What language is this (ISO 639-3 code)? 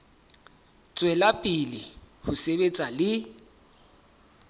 sot